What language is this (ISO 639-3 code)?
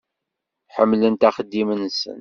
kab